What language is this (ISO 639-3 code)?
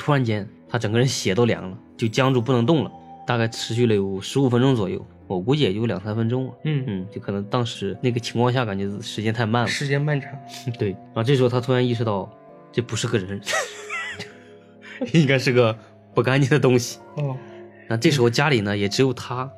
zho